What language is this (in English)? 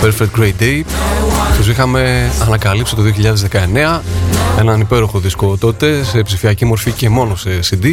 Greek